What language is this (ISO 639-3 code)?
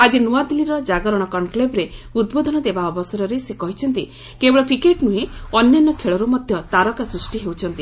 ori